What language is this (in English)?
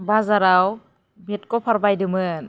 Bodo